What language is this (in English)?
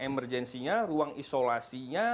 Indonesian